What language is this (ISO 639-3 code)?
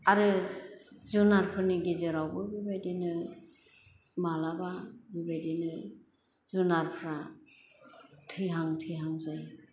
brx